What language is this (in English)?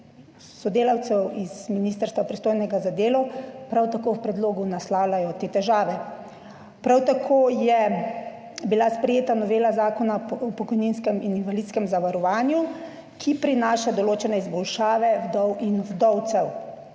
Slovenian